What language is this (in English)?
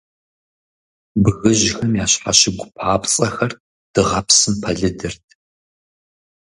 Kabardian